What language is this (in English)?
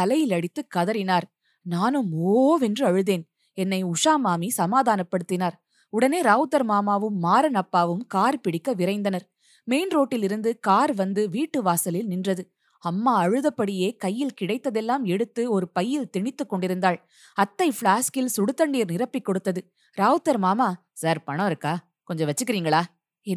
Tamil